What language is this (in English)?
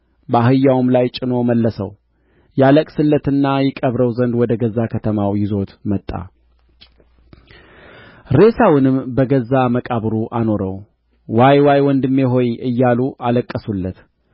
Amharic